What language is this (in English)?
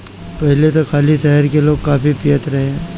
Bhojpuri